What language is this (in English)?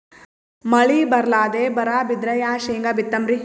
Kannada